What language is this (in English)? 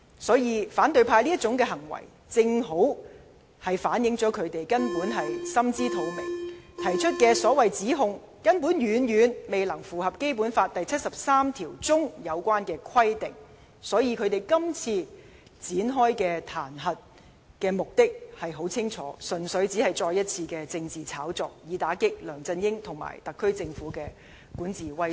Cantonese